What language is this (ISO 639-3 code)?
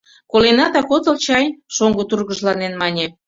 chm